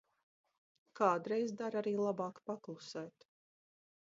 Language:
Latvian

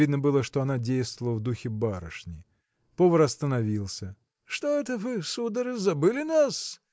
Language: Russian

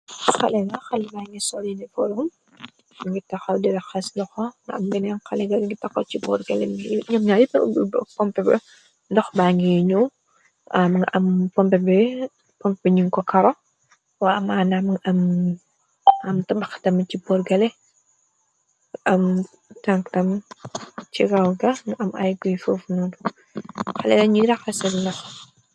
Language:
Wolof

